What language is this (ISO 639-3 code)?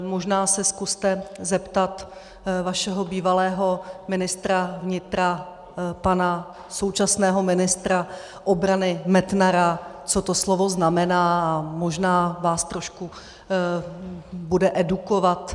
ces